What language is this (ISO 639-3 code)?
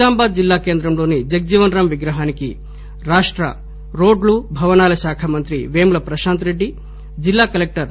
tel